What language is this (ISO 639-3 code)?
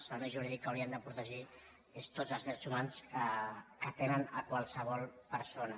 cat